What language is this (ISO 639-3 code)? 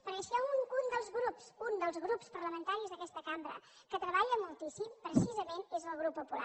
cat